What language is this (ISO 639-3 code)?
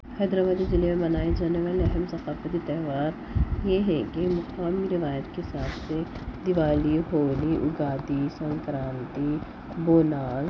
urd